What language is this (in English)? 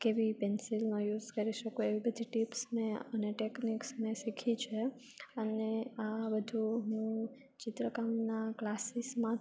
Gujarati